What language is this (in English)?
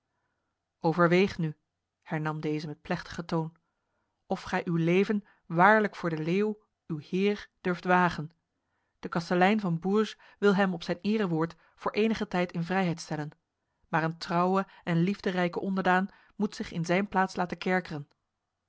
Dutch